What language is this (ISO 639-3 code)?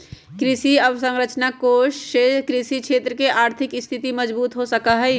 mag